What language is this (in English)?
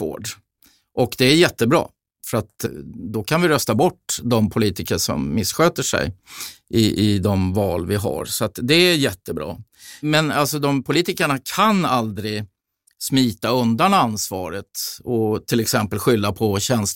Swedish